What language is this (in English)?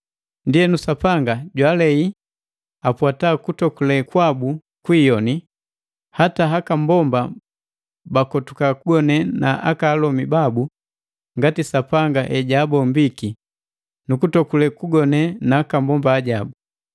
Matengo